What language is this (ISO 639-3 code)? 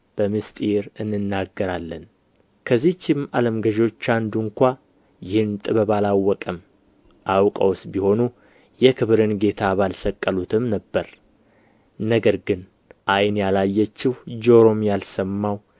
amh